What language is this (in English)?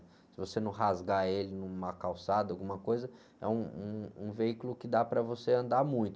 Portuguese